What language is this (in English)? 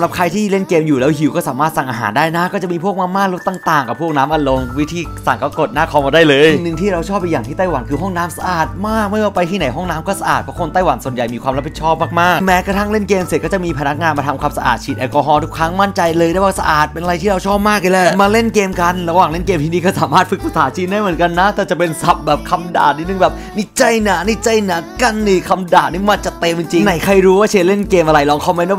Thai